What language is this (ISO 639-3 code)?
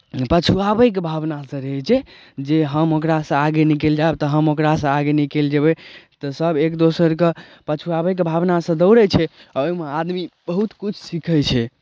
mai